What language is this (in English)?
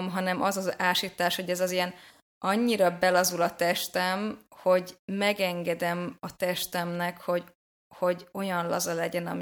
Hungarian